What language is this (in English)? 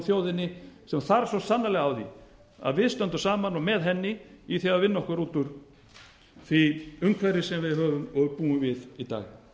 Icelandic